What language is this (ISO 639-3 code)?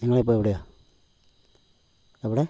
mal